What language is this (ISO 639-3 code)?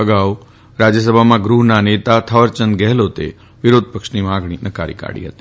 guj